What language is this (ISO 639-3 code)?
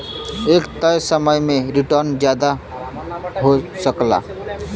bho